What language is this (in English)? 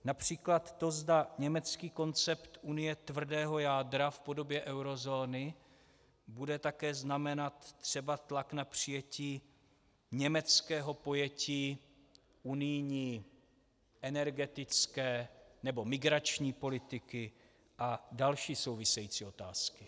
Czech